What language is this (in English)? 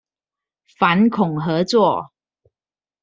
Chinese